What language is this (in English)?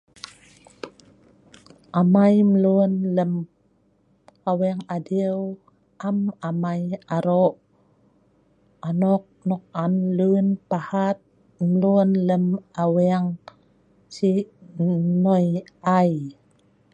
Sa'ban